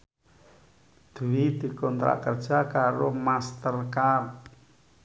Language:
Javanese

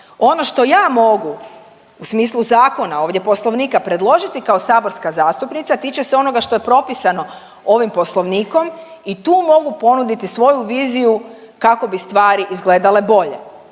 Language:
Croatian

